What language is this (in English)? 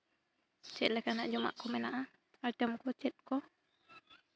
Santali